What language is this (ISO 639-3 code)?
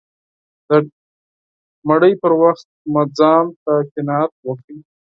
pus